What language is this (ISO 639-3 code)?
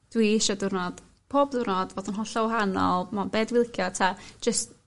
cym